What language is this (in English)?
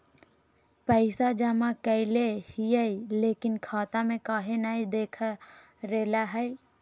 Magahi